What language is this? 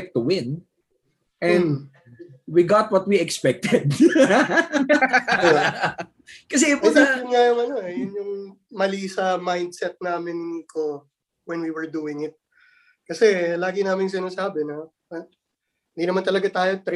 Filipino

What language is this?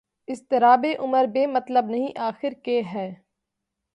Urdu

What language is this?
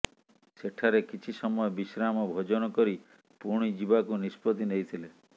Odia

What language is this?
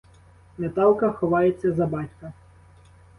Ukrainian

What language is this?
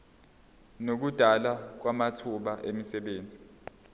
Zulu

